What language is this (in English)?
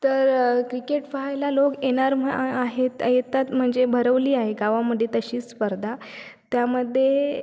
Marathi